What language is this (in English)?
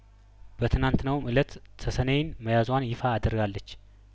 Amharic